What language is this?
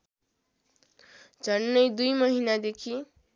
Nepali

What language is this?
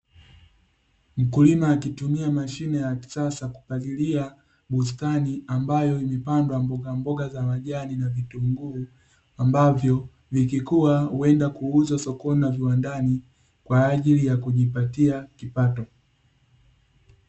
Swahili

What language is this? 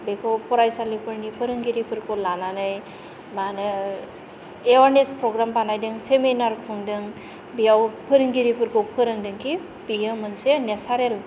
Bodo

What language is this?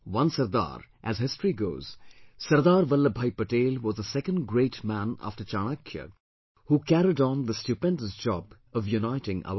English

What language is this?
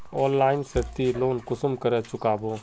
Magahi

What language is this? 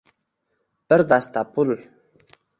Uzbek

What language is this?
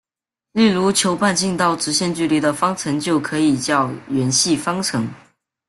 Chinese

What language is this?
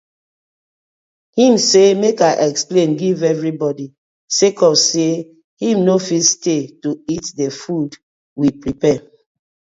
Nigerian Pidgin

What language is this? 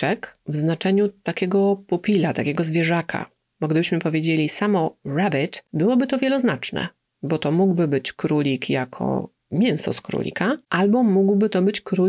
Polish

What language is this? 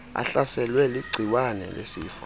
Xhosa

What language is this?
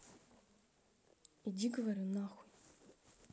Russian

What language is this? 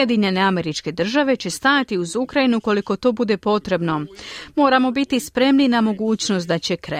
Croatian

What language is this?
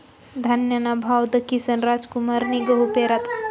Marathi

